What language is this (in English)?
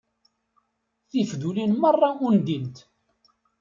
Kabyle